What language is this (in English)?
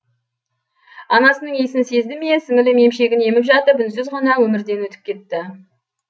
Kazakh